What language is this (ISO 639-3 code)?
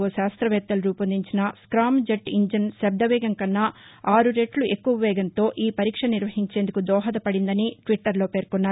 tel